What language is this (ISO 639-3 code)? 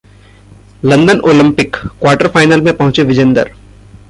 hin